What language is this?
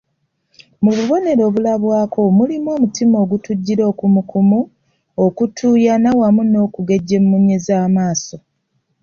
Ganda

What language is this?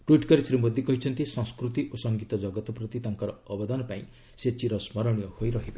Odia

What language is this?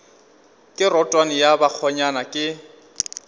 Northern Sotho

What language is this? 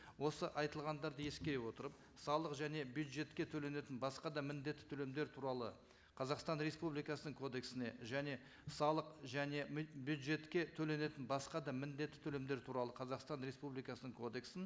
Kazakh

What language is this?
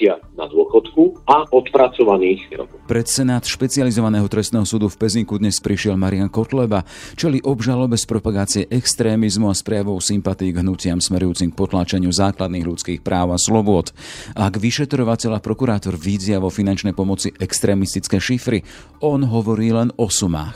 Slovak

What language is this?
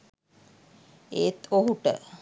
Sinhala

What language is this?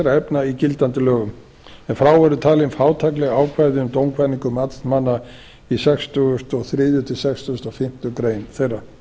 Icelandic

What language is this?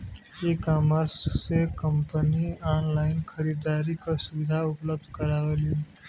Bhojpuri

